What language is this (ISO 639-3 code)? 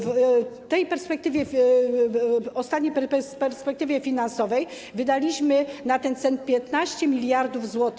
pol